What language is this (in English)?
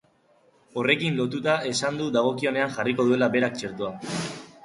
Basque